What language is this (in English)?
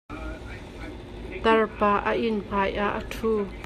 Hakha Chin